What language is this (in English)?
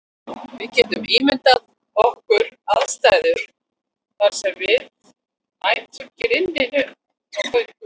Icelandic